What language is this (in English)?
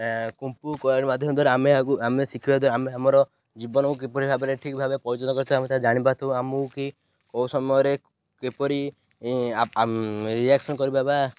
Odia